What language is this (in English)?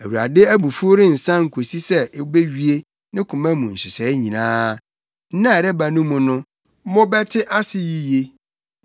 Akan